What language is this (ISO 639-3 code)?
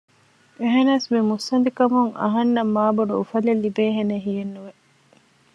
div